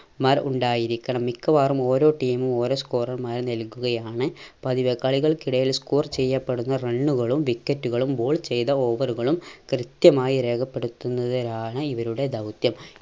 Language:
Malayalam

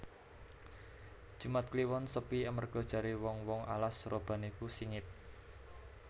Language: Javanese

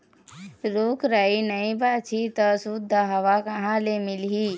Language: Chhattisgarhi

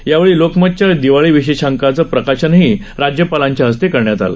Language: Marathi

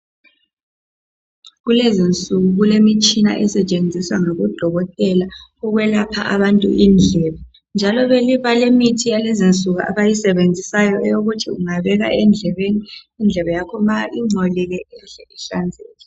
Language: North Ndebele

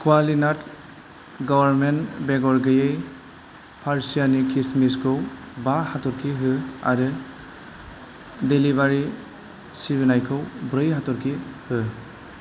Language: Bodo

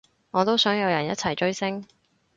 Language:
Cantonese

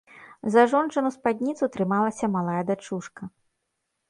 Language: Belarusian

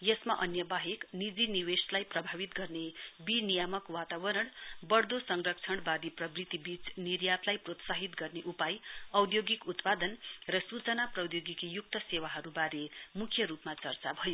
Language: Nepali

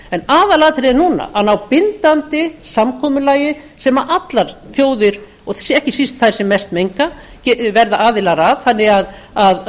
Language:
Icelandic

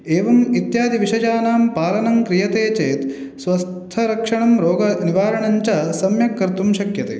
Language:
Sanskrit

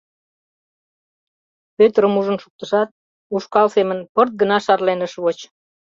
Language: Mari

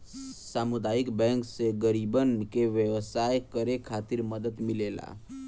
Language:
Bhojpuri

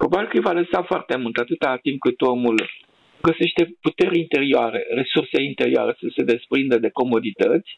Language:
Romanian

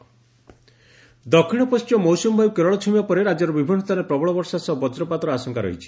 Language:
Odia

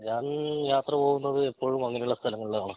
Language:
Malayalam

